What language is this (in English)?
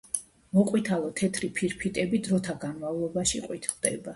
Georgian